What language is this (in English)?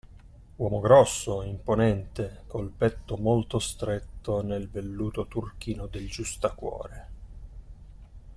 Italian